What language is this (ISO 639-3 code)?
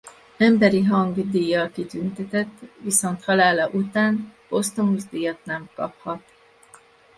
hun